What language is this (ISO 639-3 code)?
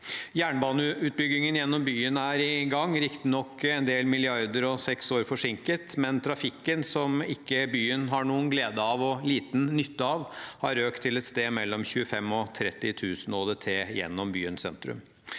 nor